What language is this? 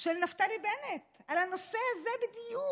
Hebrew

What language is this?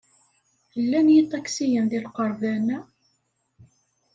Kabyle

